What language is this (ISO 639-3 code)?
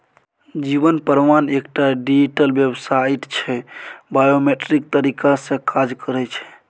mai